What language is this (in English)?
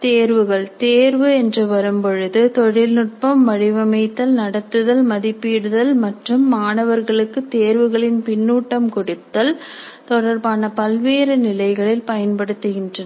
Tamil